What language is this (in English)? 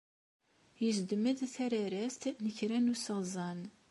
Kabyle